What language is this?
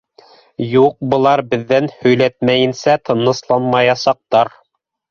Bashkir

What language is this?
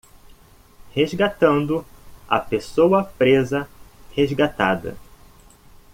Portuguese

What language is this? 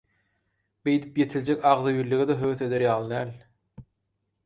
Turkmen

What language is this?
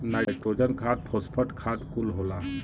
Bhojpuri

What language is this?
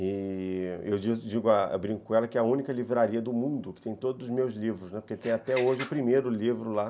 Portuguese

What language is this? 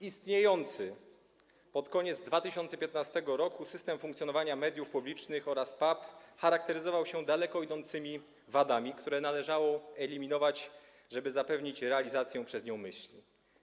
Polish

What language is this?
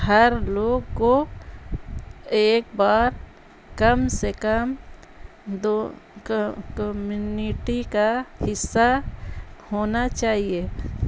Urdu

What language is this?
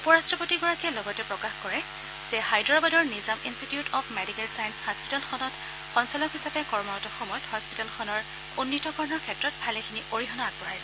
Assamese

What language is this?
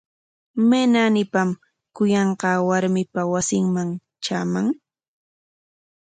Corongo Ancash Quechua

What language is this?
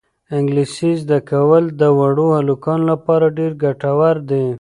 Pashto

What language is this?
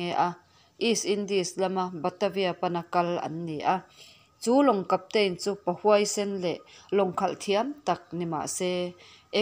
Vietnamese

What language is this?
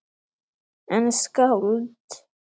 Icelandic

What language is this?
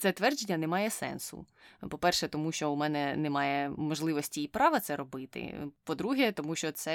Ukrainian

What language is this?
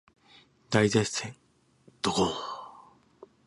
Japanese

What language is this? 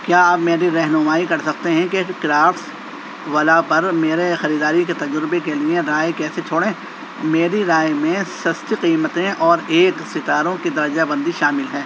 Urdu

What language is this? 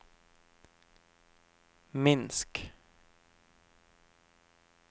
Norwegian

